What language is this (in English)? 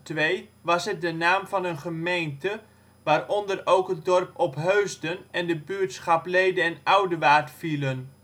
Dutch